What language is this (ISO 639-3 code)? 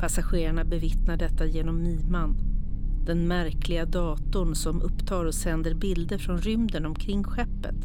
swe